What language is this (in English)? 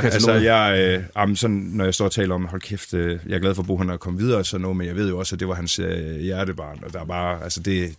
Danish